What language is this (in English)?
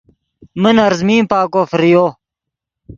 Yidgha